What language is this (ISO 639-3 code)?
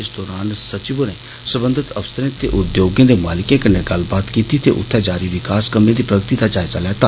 doi